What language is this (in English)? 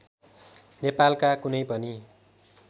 Nepali